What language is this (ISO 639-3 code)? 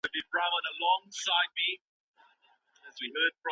pus